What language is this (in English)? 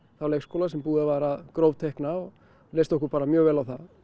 Icelandic